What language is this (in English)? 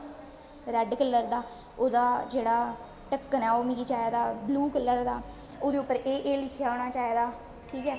Dogri